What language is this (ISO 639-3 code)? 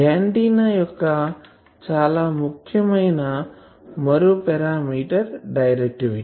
tel